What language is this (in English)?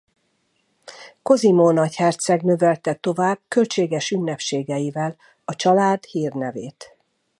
Hungarian